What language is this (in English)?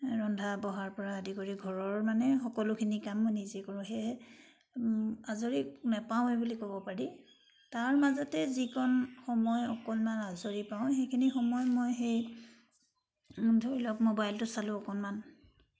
Assamese